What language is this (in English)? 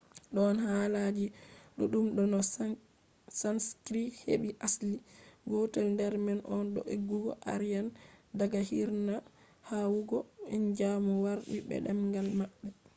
Fula